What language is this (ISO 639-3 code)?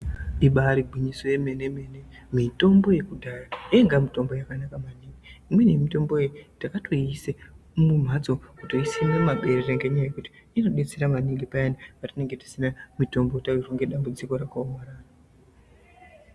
ndc